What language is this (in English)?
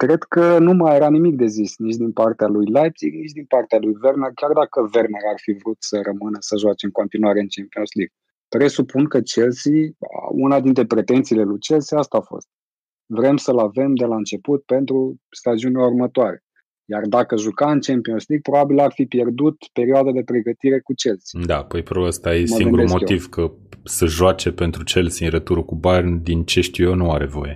Romanian